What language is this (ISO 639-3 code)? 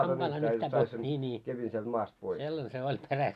fin